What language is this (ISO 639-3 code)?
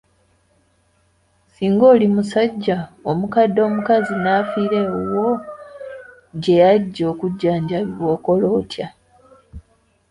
lug